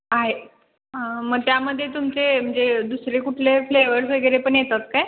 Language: Marathi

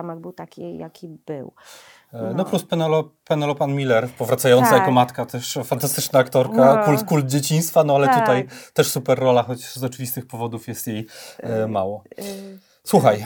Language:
Polish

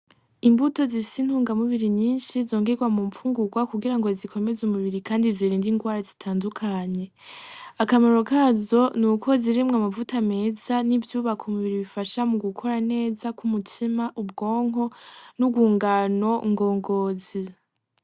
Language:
Rundi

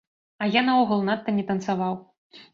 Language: Belarusian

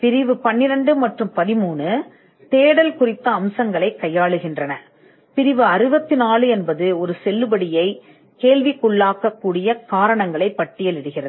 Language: Tamil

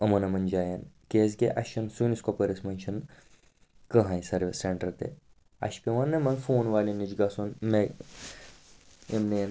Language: Kashmiri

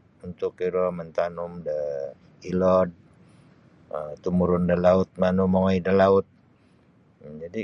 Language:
Sabah Bisaya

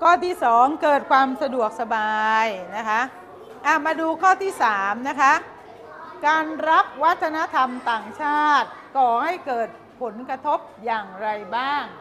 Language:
Thai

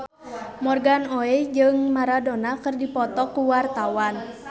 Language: Sundanese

